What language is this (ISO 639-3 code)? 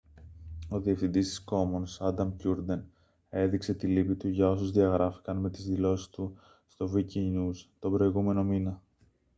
ell